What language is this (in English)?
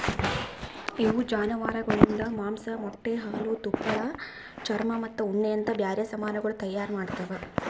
Kannada